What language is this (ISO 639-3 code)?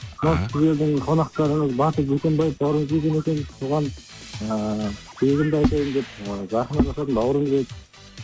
kaz